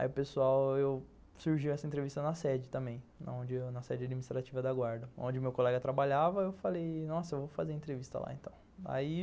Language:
Portuguese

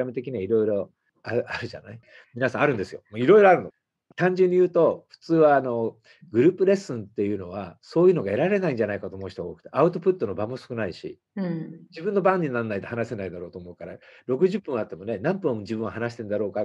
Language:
Japanese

